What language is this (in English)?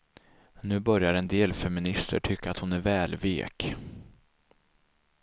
Swedish